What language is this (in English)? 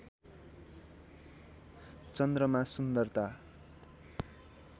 Nepali